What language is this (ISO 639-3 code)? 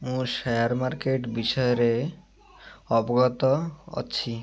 ori